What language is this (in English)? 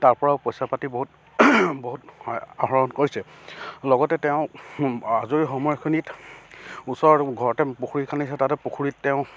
Assamese